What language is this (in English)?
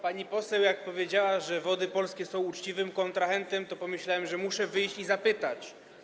Polish